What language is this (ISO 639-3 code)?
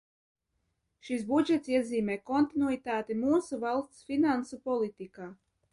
lav